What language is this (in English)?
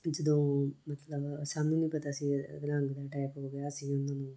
Punjabi